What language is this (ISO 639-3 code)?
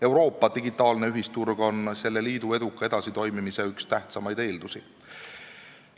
est